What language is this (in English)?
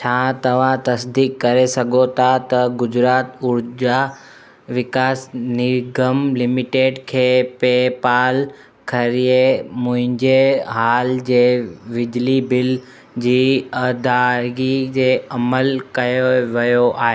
Sindhi